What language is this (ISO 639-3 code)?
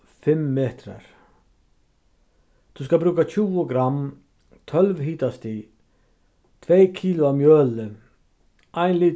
fao